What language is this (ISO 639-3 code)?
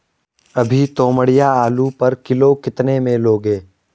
hin